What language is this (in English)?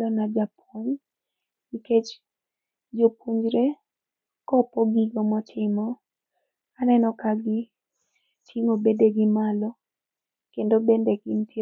Luo (Kenya and Tanzania)